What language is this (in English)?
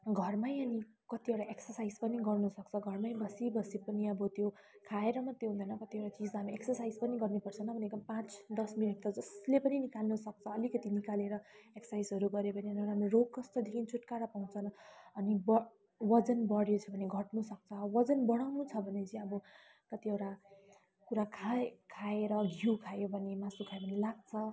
Nepali